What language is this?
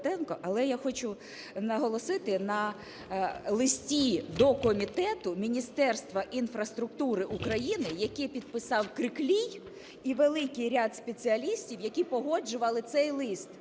Ukrainian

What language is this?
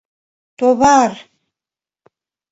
Mari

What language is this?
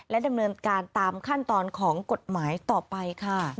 Thai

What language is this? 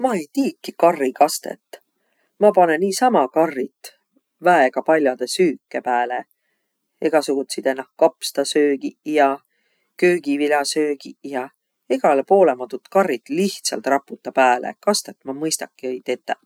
Võro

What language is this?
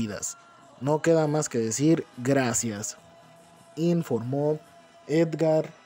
Spanish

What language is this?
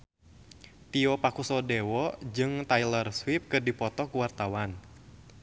Sundanese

